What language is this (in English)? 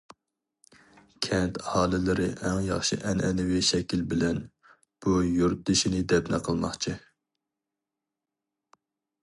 Uyghur